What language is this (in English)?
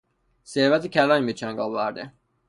Persian